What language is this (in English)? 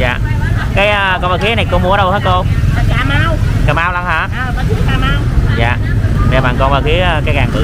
Vietnamese